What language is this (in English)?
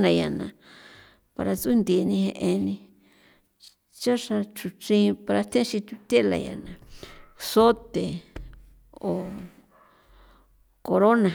San Felipe Otlaltepec Popoloca